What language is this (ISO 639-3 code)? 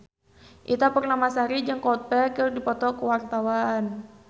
sun